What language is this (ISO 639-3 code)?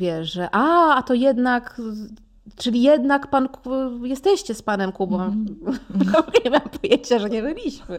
pol